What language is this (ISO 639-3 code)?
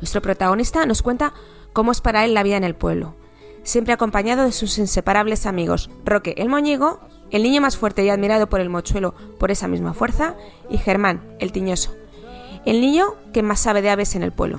spa